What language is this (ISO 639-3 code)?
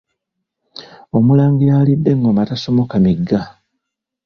lug